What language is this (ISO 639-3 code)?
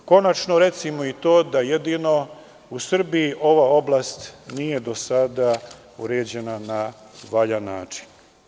srp